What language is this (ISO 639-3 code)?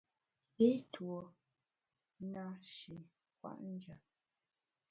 bax